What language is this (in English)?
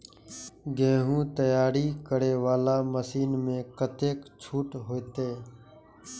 Maithili